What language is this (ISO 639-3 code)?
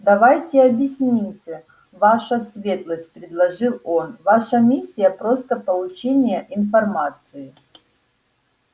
rus